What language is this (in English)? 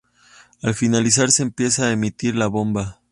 Spanish